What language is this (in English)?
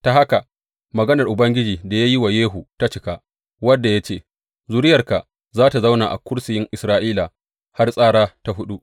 Hausa